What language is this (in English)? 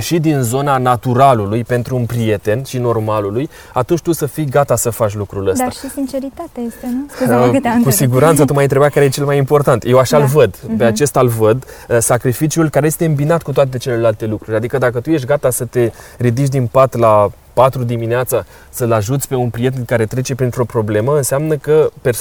Romanian